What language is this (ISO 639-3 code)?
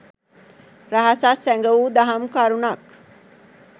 sin